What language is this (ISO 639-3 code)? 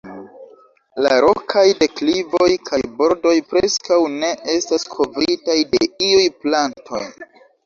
epo